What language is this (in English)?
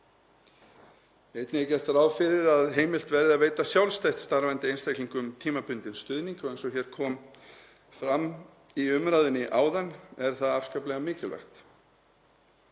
Icelandic